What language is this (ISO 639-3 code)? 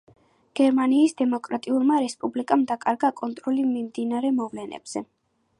kat